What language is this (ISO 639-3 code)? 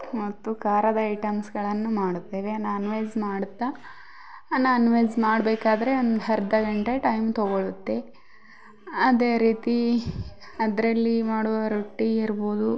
kan